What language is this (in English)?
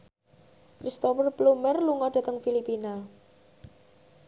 Javanese